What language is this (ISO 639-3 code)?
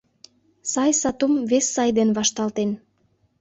chm